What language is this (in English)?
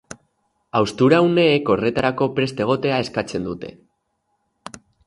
Basque